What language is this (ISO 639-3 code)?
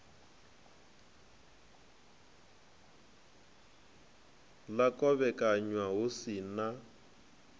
ven